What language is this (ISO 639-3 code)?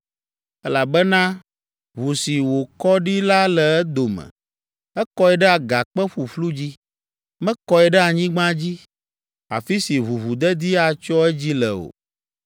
ewe